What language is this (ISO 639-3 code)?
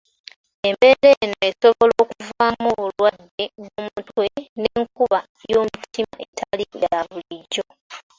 lug